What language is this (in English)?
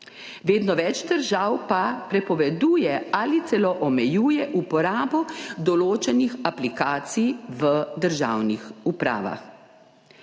Slovenian